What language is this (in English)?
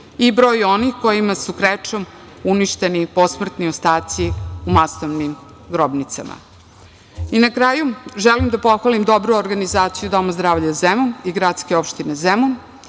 Serbian